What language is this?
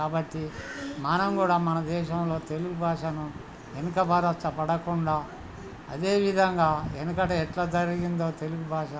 Telugu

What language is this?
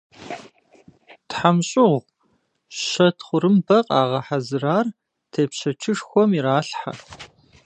Kabardian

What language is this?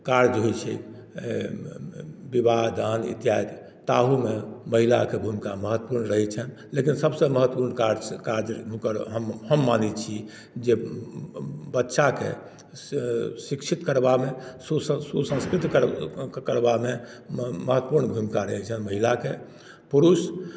Maithili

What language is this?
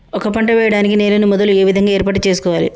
Telugu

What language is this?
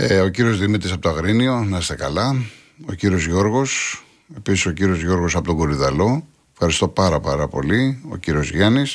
Greek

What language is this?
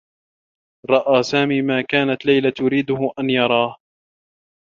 Arabic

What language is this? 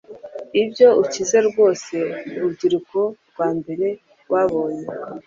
Kinyarwanda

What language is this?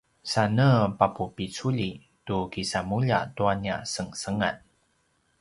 Paiwan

